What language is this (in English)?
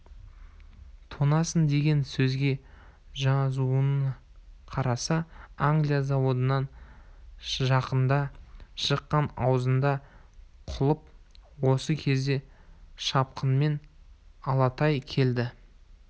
Kazakh